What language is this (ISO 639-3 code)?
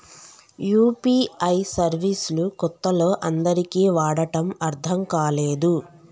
tel